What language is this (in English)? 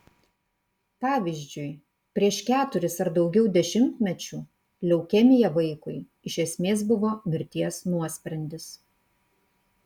Lithuanian